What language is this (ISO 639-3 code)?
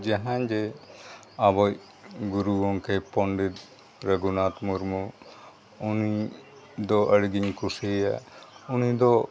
sat